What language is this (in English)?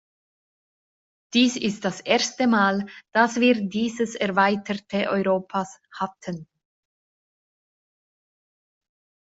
German